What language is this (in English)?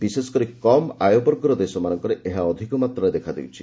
Odia